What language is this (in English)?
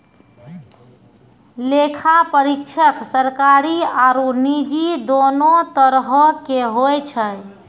Maithili